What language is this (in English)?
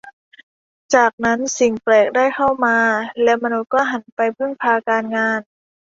Thai